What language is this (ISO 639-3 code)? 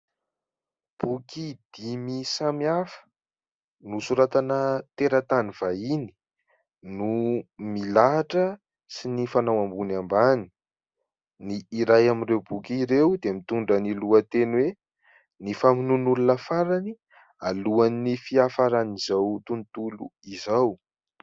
mlg